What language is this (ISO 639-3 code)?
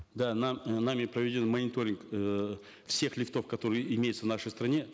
kaz